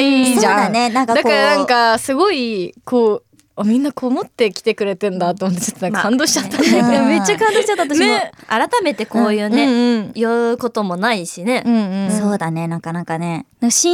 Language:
Japanese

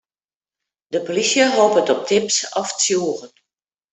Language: Western Frisian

